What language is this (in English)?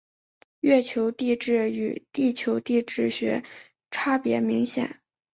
Chinese